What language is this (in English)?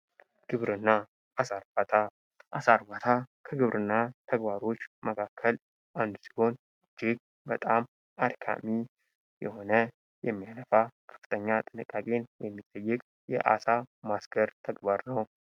Amharic